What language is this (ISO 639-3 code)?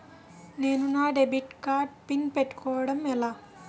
tel